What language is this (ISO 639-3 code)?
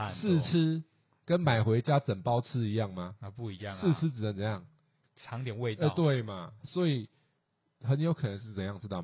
zho